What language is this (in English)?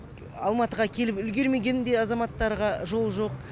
Kazakh